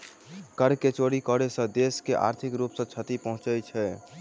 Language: Maithili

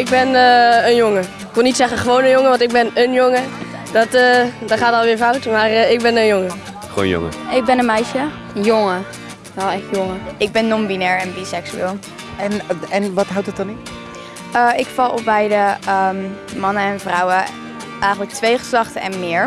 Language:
Dutch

